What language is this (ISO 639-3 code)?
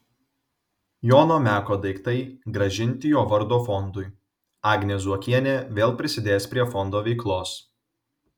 lit